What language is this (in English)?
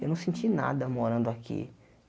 Portuguese